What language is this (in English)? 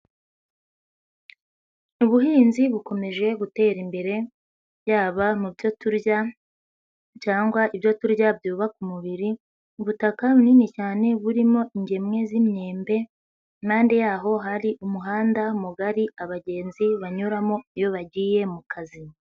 Kinyarwanda